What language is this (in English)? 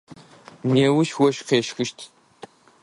Adyghe